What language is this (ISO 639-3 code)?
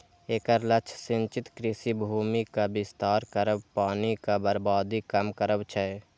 mai